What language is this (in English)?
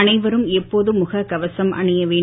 Tamil